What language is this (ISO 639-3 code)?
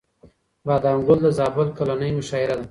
pus